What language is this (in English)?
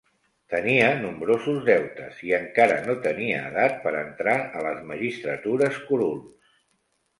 Catalan